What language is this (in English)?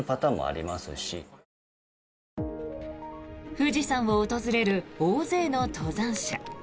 Japanese